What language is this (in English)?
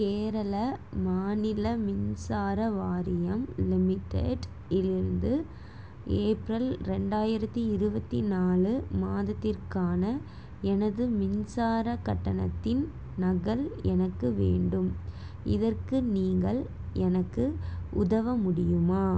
Tamil